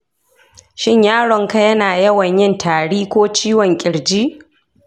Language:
Hausa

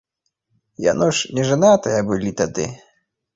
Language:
Belarusian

